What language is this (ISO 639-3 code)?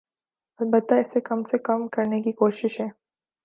urd